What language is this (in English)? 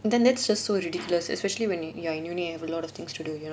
English